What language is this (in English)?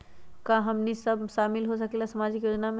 Magahi